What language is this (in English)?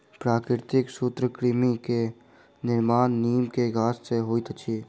Maithili